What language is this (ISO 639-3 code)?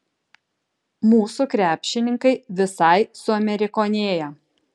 lit